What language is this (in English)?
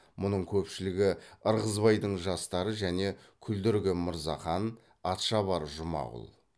Kazakh